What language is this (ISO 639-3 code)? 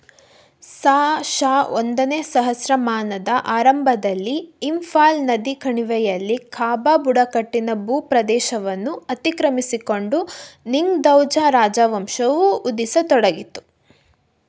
kan